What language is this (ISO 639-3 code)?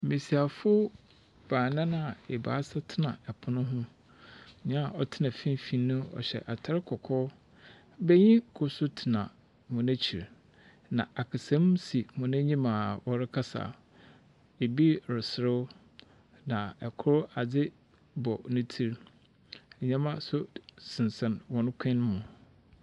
aka